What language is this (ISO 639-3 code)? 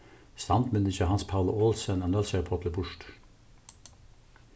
fao